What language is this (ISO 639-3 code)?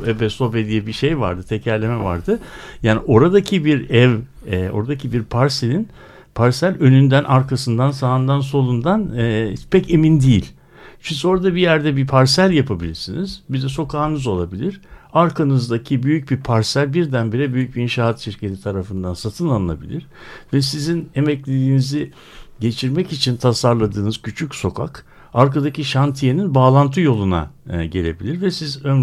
tur